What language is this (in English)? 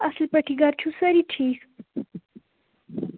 Kashmiri